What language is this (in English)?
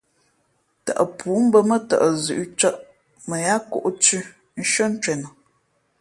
Fe'fe'